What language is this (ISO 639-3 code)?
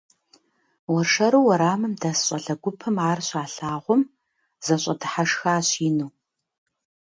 kbd